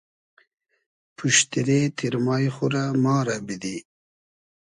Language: Hazaragi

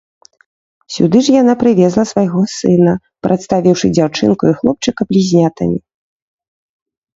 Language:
Belarusian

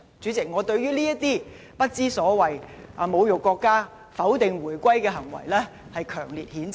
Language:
Cantonese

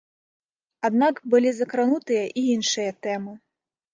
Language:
Belarusian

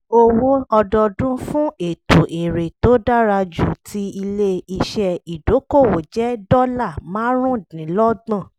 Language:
Yoruba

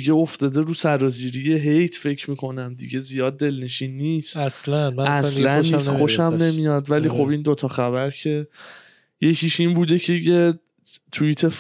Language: Persian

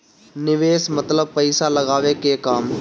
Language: Bhojpuri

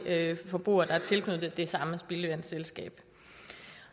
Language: Danish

